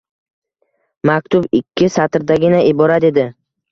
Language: Uzbek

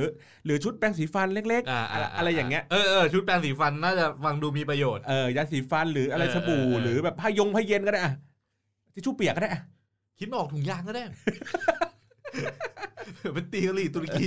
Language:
Thai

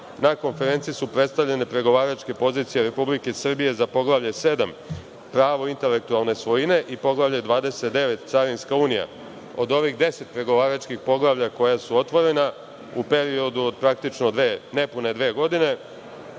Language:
Serbian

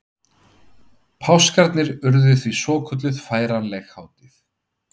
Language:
Icelandic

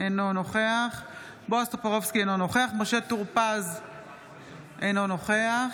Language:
Hebrew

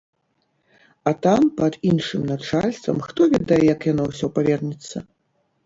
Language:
Belarusian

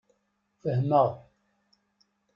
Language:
Kabyle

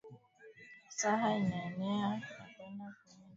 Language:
Swahili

